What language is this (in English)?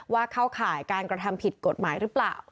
Thai